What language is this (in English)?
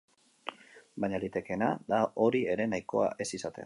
Basque